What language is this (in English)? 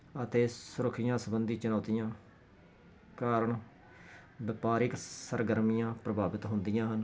Punjabi